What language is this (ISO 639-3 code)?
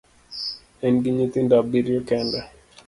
luo